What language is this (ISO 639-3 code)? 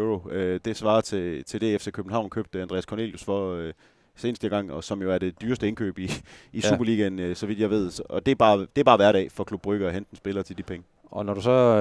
dan